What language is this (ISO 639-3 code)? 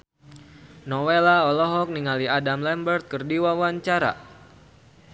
sun